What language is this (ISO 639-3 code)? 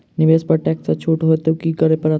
mai